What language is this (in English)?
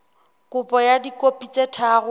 Southern Sotho